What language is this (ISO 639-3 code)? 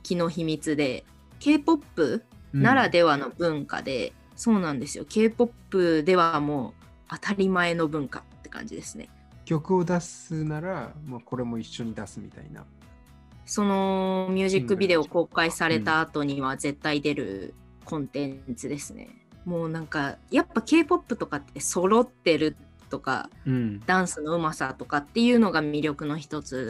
jpn